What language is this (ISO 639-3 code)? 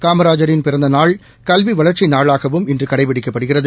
tam